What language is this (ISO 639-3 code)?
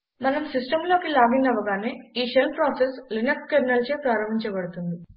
tel